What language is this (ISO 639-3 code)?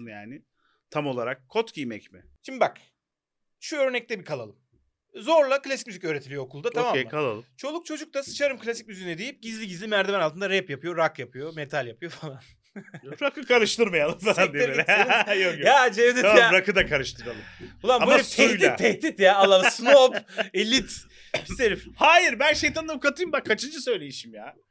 tur